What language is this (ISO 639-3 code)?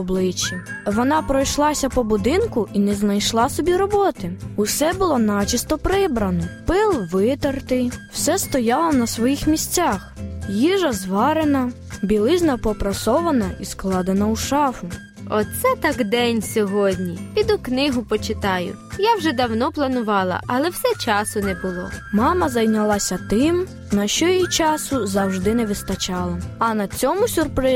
ukr